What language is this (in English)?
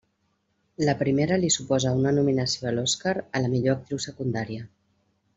Catalan